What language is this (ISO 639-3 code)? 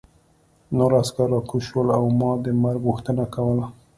pus